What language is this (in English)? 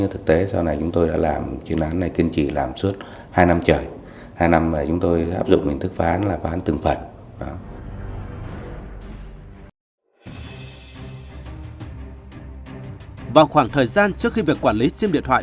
Vietnamese